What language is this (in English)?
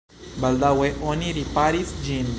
Esperanto